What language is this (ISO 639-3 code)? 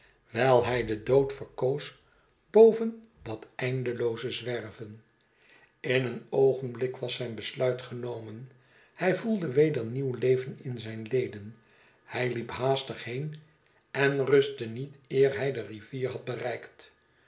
nld